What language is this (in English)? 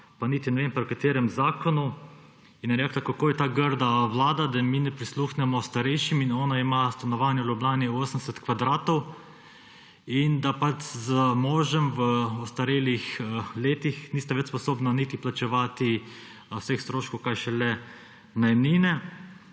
Slovenian